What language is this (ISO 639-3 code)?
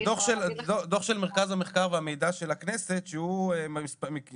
heb